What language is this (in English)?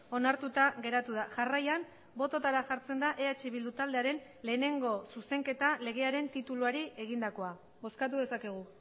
Basque